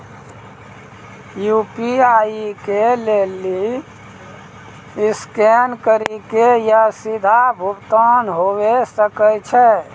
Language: Maithili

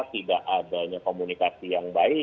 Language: Indonesian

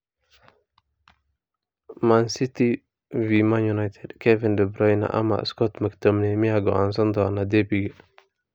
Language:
Somali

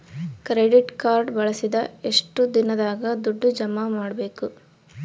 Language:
Kannada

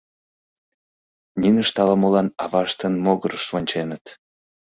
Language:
Mari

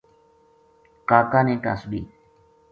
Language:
Gujari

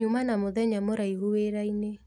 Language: Kikuyu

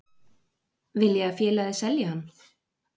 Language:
Icelandic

